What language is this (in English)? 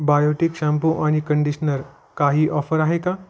Marathi